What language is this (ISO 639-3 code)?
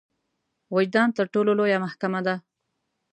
pus